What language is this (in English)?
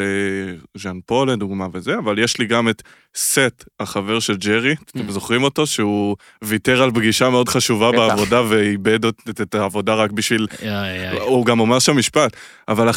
Hebrew